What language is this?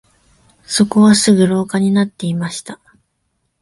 Japanese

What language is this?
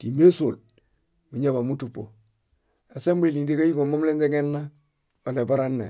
Bayot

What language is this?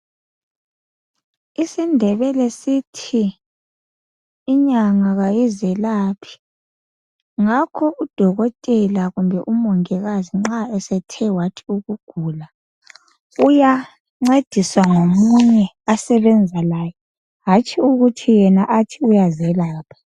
North Ndebele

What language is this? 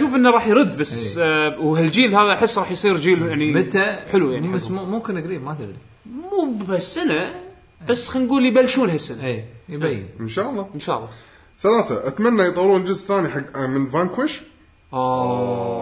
Arabic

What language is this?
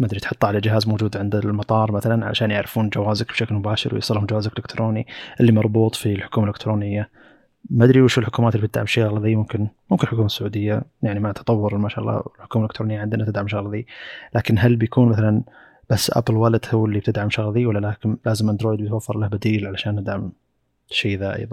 Arabic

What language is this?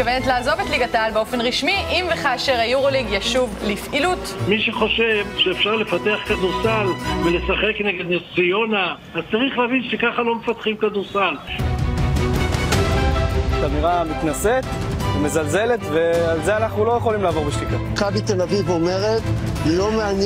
Hebrew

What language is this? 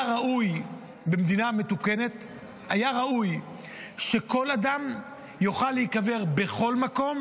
Hebrew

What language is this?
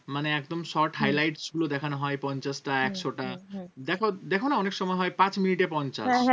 Bangla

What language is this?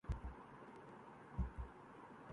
Urdu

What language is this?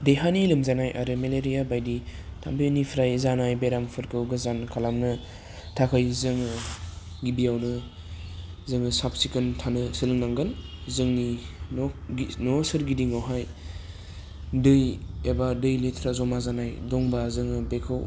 Bodo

